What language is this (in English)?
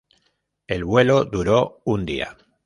Spanish